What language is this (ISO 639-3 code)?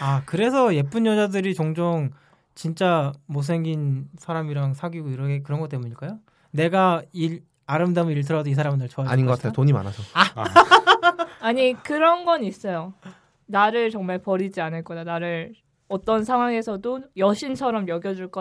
kor